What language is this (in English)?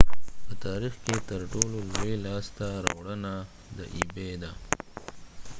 Pashto